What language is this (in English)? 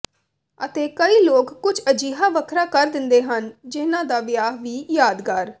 Punjabi